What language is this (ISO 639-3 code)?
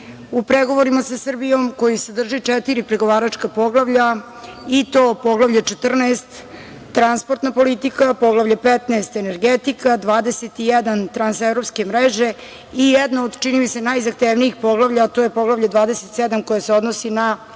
srp